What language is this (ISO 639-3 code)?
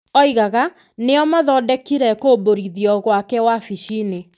kik